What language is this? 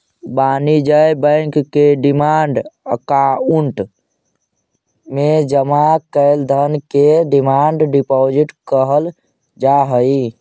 Magahi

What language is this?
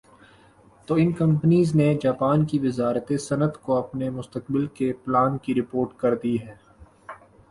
Urdu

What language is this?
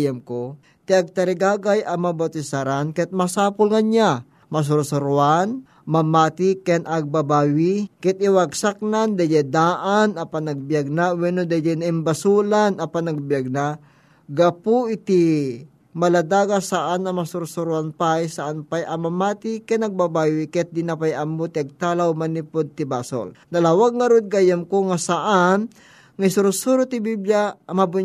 Filipino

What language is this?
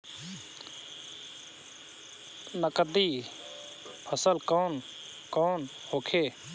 Bhojpuri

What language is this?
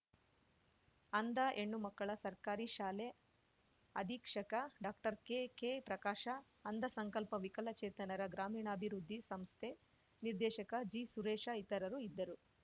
Kannada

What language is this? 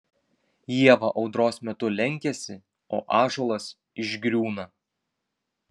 Lithuanian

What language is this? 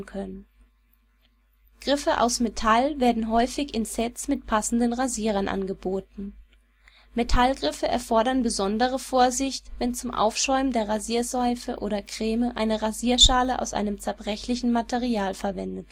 German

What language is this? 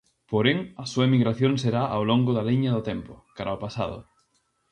Galician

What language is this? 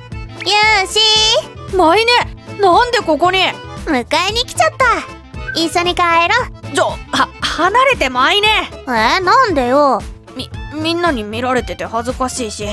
Japanese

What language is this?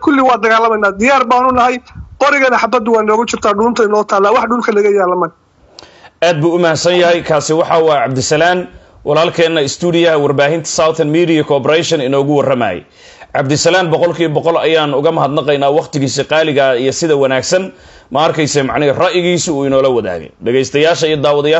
Arabic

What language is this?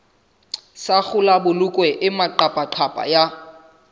Southern Sotho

